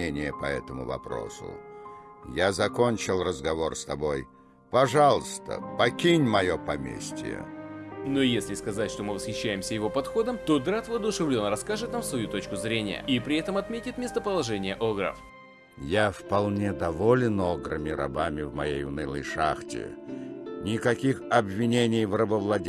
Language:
Russian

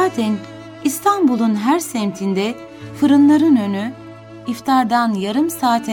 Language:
Turkish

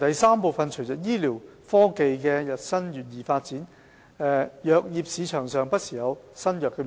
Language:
Cantonese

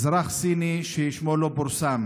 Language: Hebrew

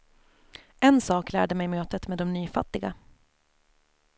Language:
Swedish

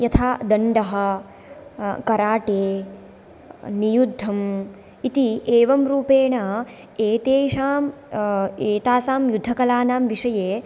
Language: Sanskrit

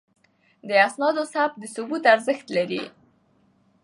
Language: Pashto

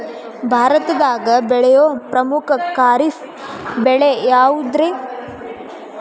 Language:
Kannada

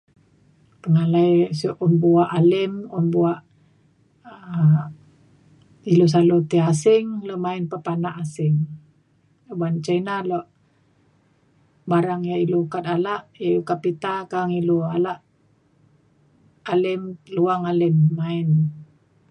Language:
Mainstream Kenyah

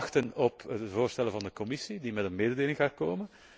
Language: Dutch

